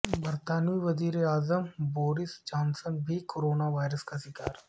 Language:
Urdu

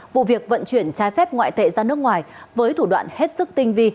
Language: Vietnamese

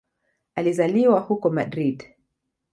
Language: Swahili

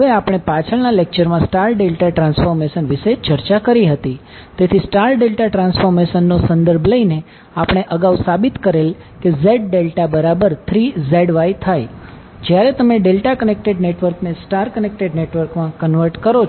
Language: Gujarati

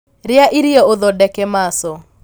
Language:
Kikuyu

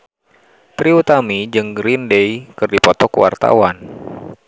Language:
Sundanese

